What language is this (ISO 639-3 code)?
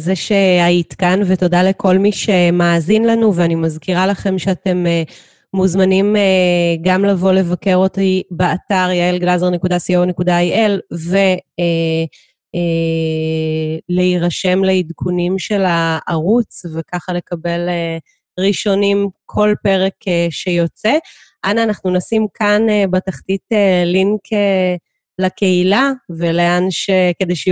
heb